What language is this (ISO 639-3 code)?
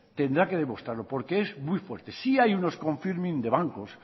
spa